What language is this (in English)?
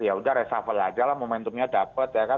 Indonesian